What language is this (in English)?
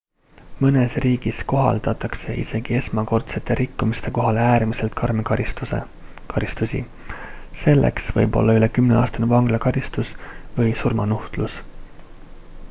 Estonian